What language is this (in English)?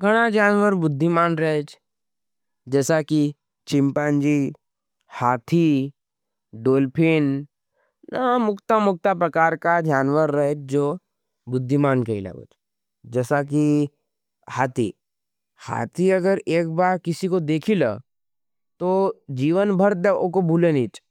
Nimadi